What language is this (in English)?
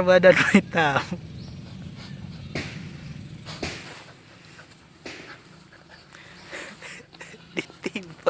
Spanish